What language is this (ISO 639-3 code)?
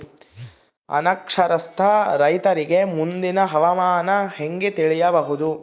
kan